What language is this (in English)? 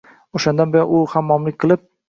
Uzbek